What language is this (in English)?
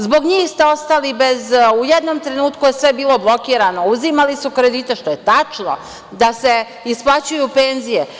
Serbian